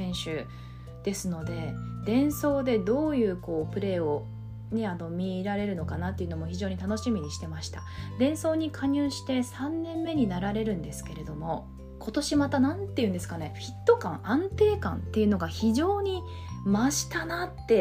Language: Japanese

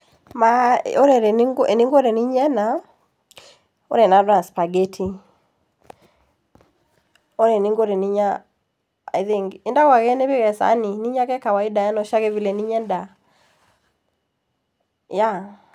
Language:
Masai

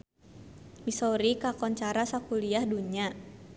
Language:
Sundanese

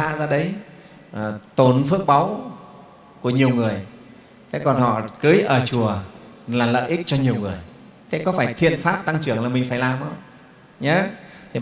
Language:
Vietnamese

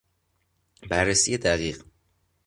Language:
Persian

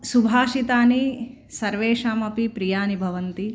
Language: Sanskrit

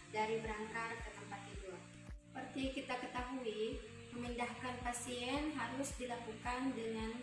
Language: Indonesian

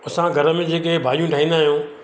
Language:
Sindhi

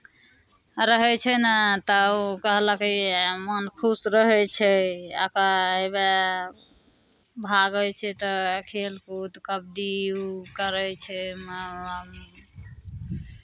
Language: Maithili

